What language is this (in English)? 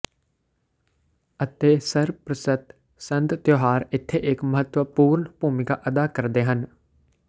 Punjabi